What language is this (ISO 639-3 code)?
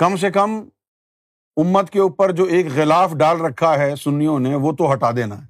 urd